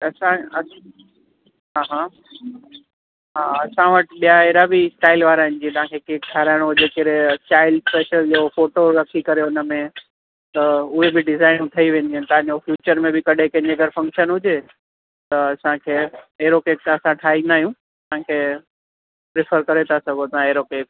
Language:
Sindhi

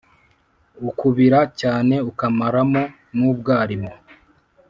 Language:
Kinyarwanda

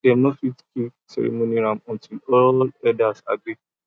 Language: Nigerian Pidgin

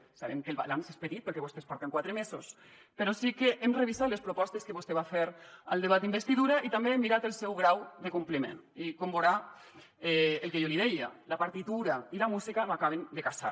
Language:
Catalan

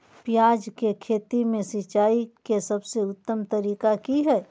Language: Magahi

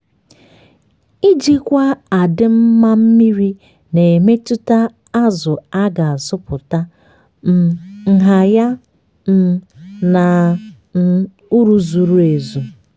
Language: Igbo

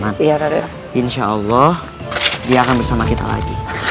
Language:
Indonesian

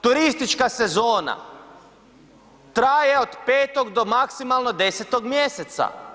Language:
Croatian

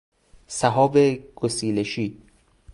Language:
Persian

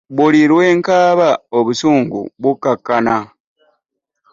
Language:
Ganda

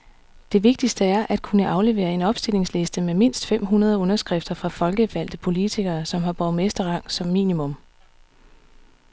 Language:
Danish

